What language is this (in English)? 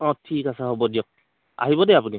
Assamese